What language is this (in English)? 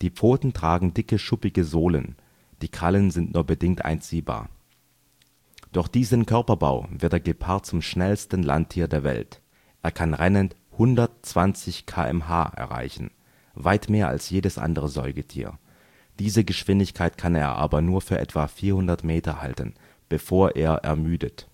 German